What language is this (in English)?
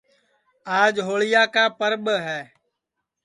Sansi